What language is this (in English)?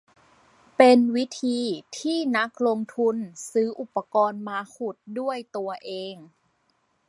Thai